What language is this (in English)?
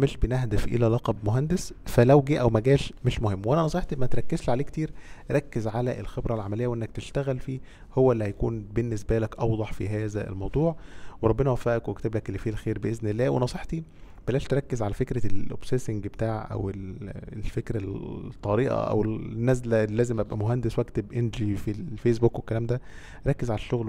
Arabic